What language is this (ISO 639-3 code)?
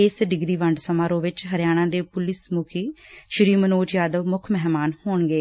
pan